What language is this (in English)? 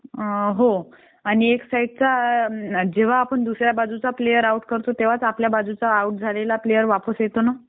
Marathi